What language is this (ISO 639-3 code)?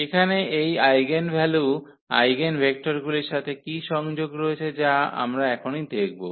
ben